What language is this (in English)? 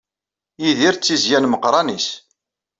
Kabyle